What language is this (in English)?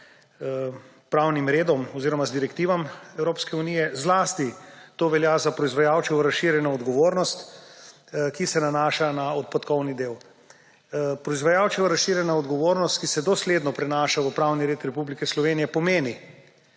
Slovenian